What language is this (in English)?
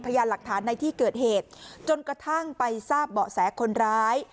Thai